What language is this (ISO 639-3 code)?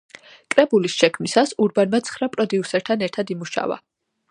kat